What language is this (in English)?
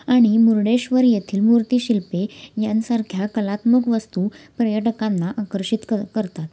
Marathi